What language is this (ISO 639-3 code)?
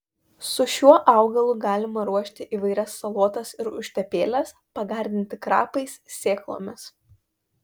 lit